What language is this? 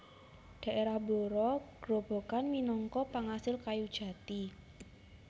Javanese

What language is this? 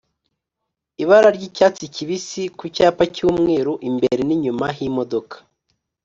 Kinyarwanda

